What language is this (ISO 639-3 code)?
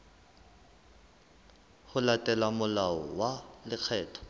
sot